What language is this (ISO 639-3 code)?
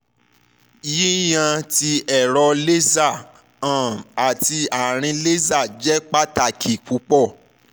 yor